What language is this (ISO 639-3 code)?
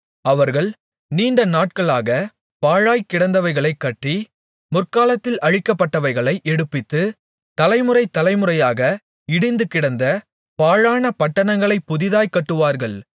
tam